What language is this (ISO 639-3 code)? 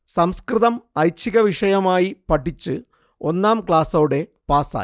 mal